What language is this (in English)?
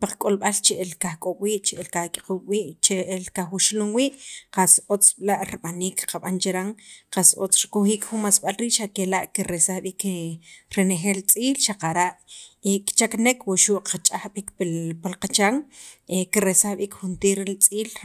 Sacapulteco